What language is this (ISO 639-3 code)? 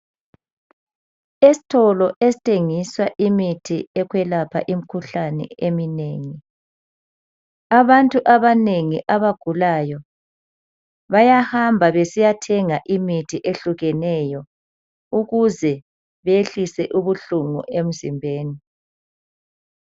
nde